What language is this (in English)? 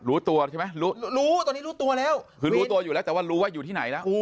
Thai